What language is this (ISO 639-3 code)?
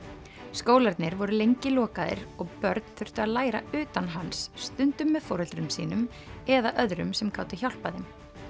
isl